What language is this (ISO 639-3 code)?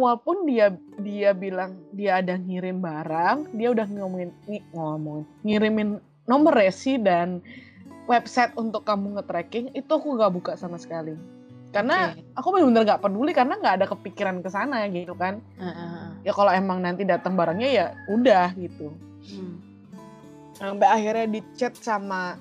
ind